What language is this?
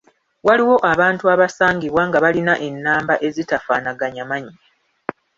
Ganda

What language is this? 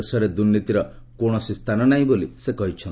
Odia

